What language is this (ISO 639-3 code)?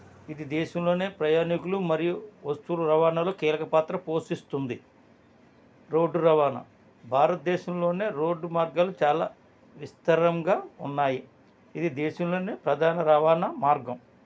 tel